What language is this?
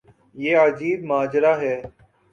Urdu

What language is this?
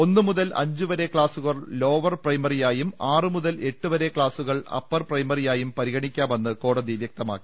Malayalam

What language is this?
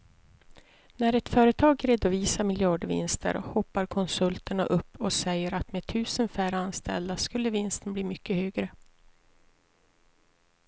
Swedish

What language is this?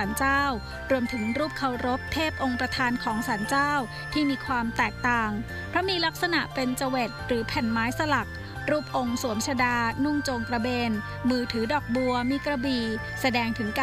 Thai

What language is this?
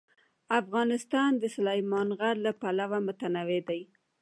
Pashto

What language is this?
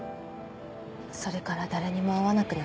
Japanese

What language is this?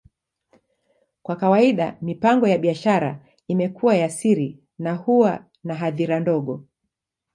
Swahili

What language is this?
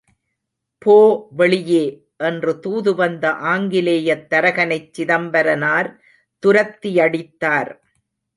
Tamil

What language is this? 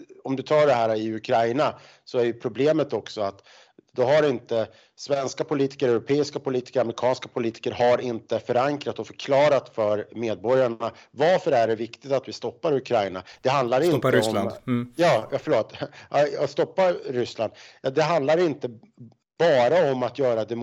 Swedish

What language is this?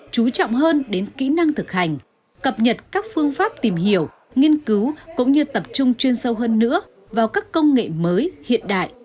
Vietnamese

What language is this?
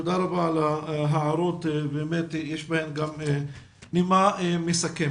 Hebrew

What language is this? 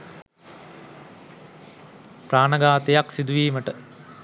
Sinhala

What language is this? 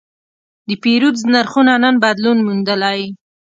Pashto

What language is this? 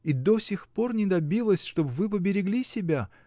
Russian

